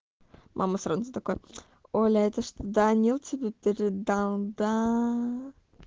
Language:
Russian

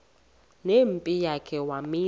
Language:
Xhosa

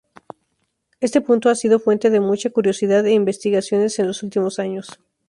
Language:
Spanish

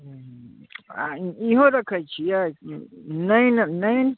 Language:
Maithili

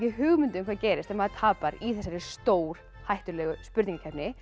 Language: Icelandic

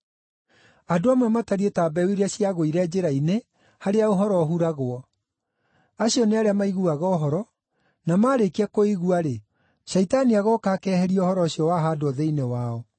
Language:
Kikuyu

